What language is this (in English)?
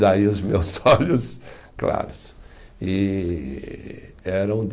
Portuguese